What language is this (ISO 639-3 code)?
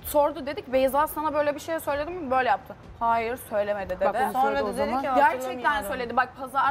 tur